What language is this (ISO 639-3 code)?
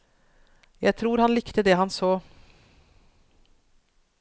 nor